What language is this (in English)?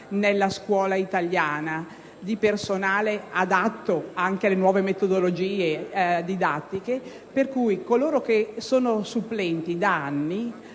Italian